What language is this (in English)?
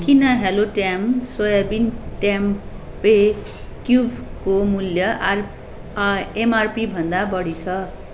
Nepali